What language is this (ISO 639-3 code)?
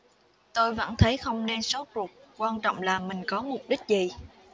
vie